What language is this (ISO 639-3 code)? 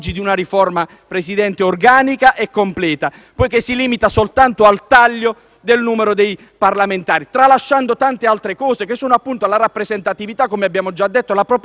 ita